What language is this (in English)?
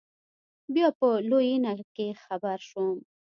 Pashto